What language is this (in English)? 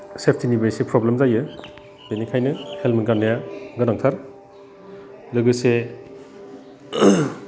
Bodo